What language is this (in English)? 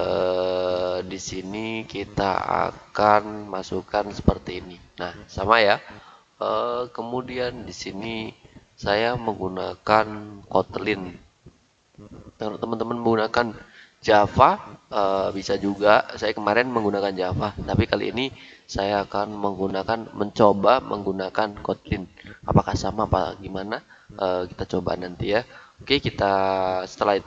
Indonesian